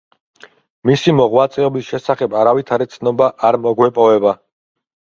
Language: Georgian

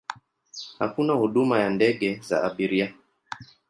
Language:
Swahili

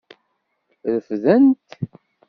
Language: Kabyle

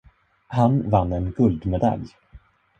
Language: Swedish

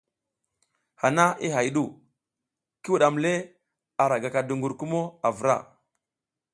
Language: South Giziga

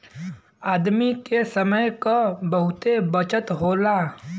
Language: Bhojpuri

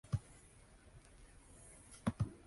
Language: Japanese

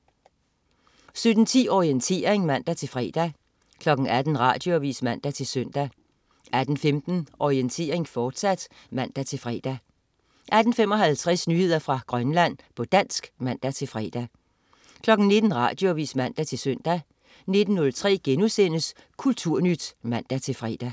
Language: Danish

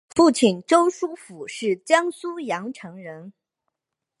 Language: Chinese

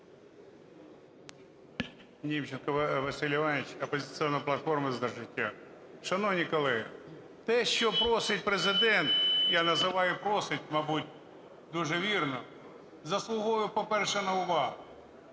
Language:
Ukrainian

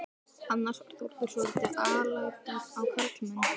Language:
Icelandic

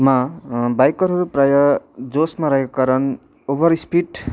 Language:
Nepali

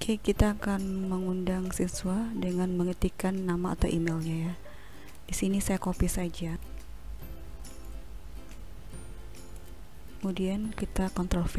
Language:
Indonesian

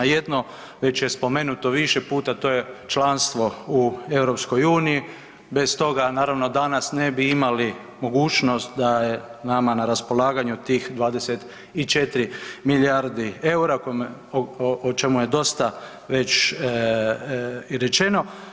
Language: Croatian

